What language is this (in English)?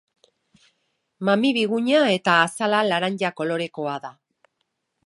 Basque